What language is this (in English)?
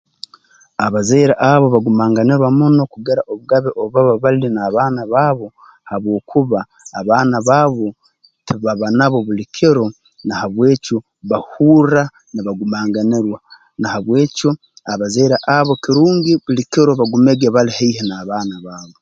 Tooro